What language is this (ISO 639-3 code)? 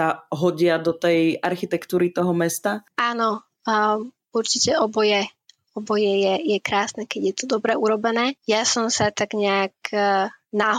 slk